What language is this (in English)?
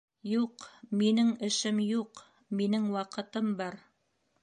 Bashkir